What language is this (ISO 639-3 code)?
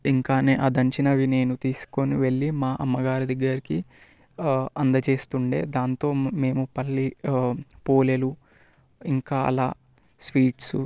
tel